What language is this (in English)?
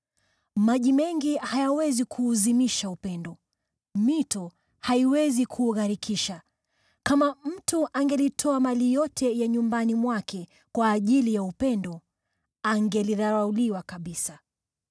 Swahili